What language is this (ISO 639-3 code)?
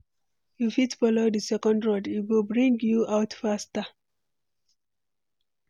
pcm